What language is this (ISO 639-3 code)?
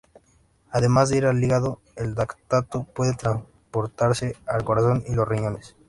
spa